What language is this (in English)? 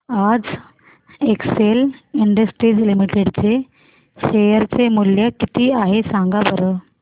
Marathi